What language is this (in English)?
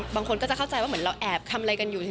Thai